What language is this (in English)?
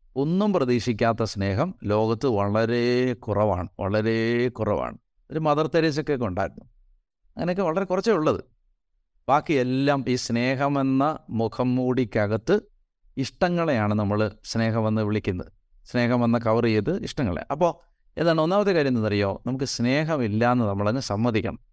Malayalam